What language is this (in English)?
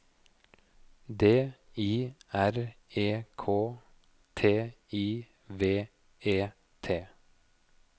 Norwegian